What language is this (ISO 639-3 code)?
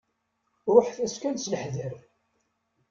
kab